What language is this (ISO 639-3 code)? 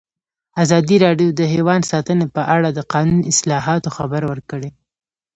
pus